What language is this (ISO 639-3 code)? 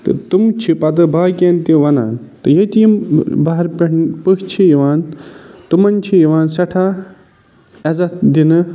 kas